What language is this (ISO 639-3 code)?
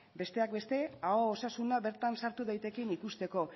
eus